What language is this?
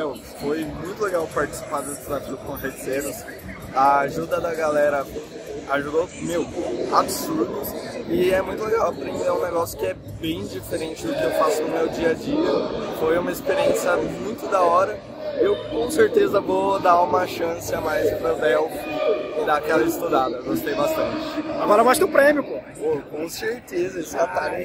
Portuguese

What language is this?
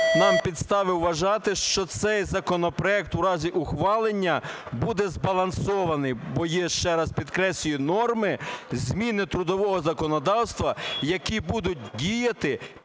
Ukrainian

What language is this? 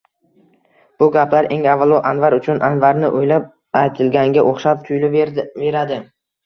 Uzbek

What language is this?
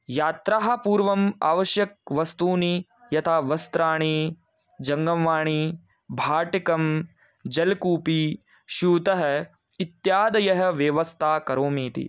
Sanskrit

